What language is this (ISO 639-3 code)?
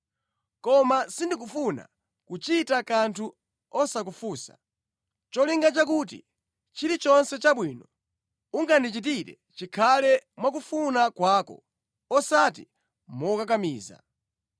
nya